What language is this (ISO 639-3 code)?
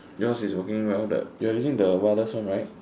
eng